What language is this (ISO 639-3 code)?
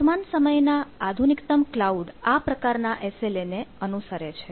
guj